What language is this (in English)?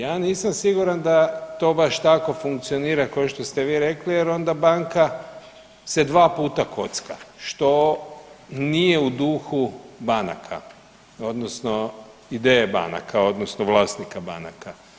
Croatian